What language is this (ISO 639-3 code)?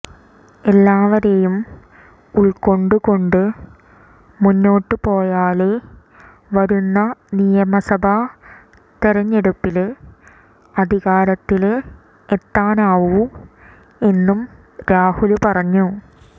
mal